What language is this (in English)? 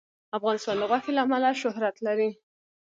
Pashto